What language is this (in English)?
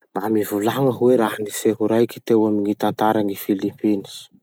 Masikoro Malagasy